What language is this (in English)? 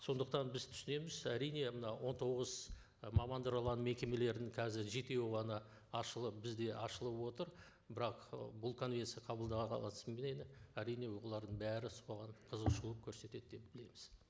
Kazakh